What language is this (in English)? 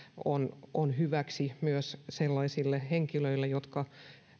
Finnish